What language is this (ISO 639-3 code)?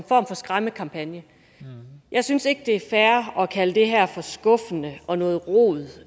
dan